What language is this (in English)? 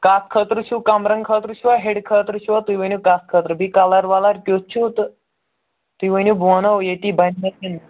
Kashmiri